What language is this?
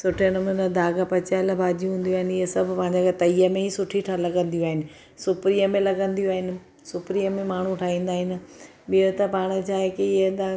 Sindhi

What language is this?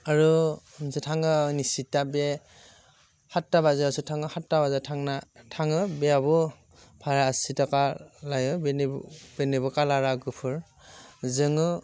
Bodo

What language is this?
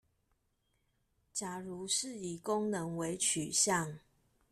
Chinese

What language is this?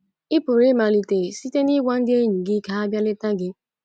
Igbo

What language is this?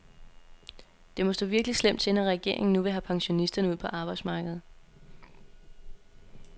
Danish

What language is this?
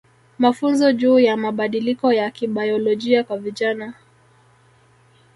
Swahili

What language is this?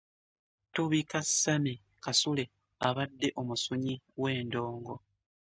Ganda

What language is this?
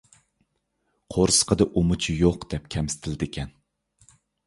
Uyghur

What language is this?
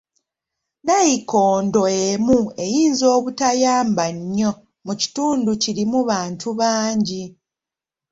Ganda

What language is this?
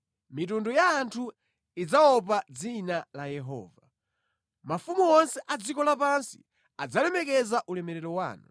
Nyanja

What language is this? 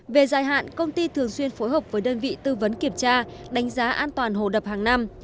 Vietnamese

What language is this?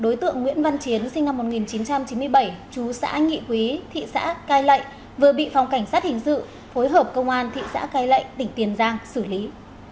Vietnamese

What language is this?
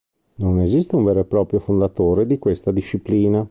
Italian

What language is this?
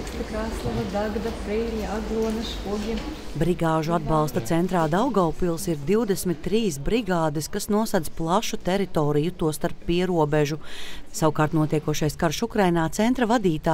Latvian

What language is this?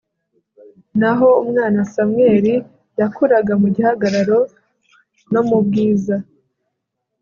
Kinyarwanda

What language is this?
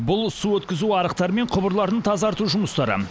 Kazakh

